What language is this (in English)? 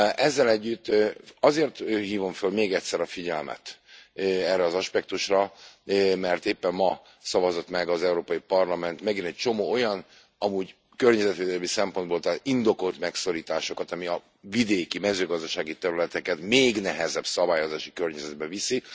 Hungarian